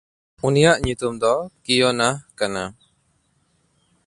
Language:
Santali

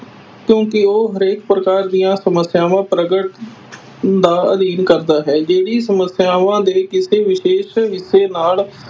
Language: Punjabi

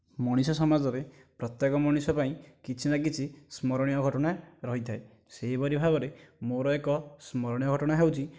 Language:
Odia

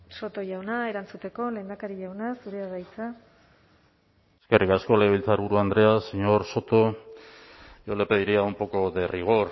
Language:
Basque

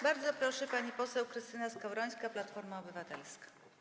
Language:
Polish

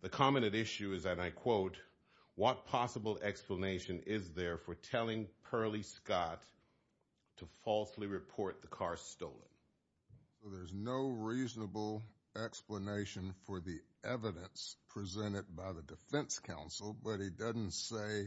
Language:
English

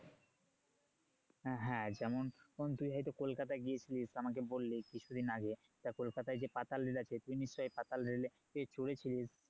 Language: Bangla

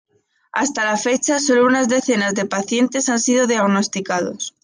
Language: Spanish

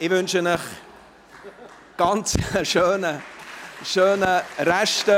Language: Swiss German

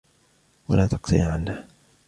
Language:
Arabic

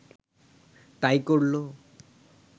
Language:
Bangla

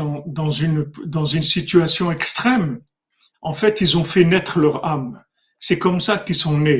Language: French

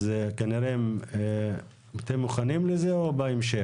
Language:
Hebrew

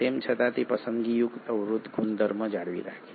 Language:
Gujarati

